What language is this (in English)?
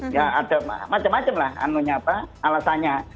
Indonesian